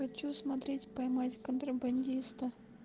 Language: Russian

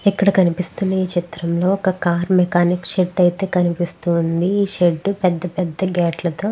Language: Telugu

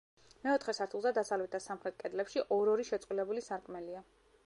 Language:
Georgian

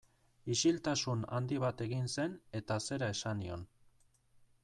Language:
Basque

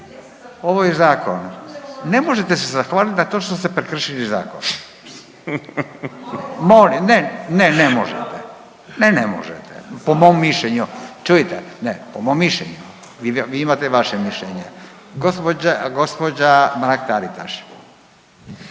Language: Croatian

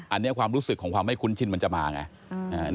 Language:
Thai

